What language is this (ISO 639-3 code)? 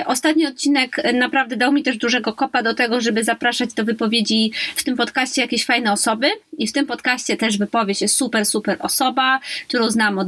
pol